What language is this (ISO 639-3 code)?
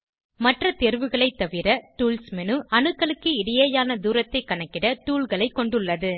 tam